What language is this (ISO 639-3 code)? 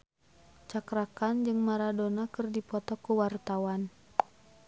sun